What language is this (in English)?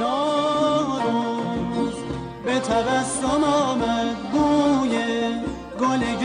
Urdu